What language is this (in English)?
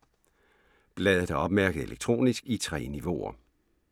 Danish